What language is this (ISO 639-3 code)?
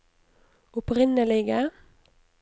nor